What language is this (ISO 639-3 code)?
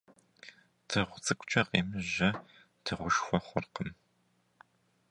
kbd